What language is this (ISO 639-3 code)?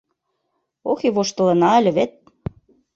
chm